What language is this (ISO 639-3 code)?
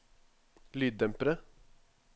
nor